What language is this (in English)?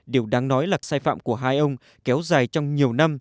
Vietnamese